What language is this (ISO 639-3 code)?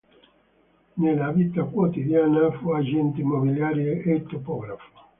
ita